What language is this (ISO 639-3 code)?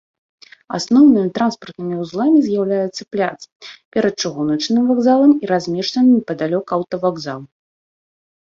bel